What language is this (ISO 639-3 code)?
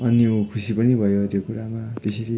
nep